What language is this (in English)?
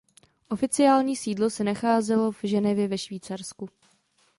Czech